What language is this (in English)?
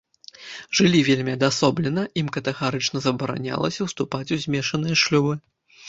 Belarusian